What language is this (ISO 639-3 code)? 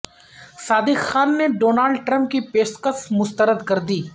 urd